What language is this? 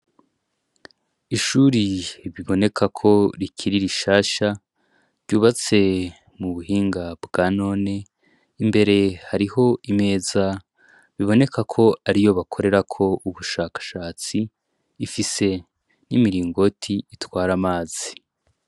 Rundi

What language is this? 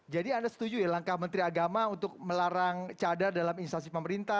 Indonesian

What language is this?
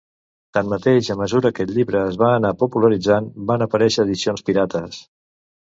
Catalan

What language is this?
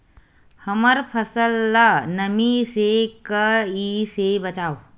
Chhattisgarhi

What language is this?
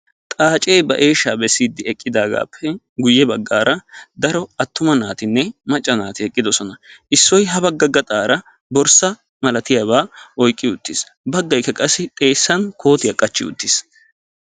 Wolaytta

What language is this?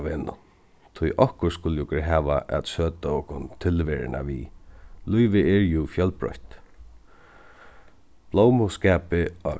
Faroese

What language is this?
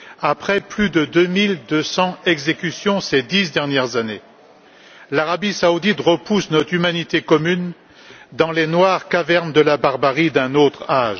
French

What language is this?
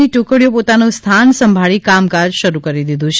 Gujarati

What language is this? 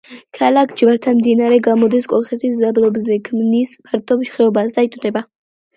Georgian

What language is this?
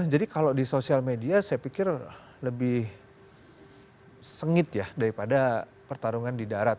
Indonesian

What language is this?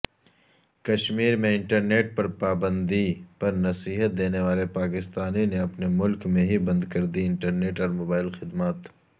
Urdu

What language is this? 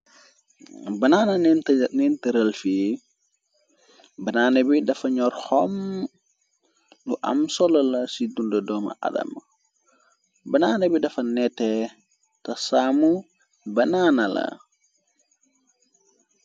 Wolof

